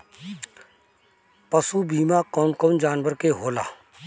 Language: Bhojpuri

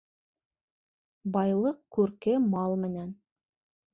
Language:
Bashkir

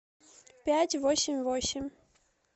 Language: Russian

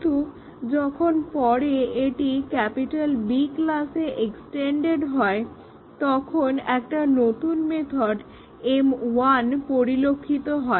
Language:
Bangla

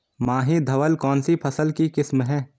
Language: Hindi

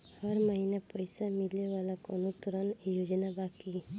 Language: Bhojpuri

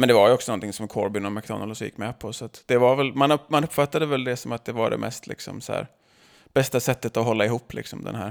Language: Swedish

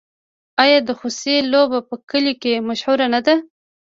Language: Pashto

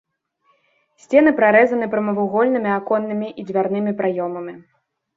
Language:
Belarusian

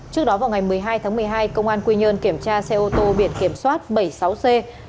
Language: Vietnamese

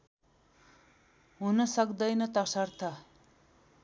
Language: Nepali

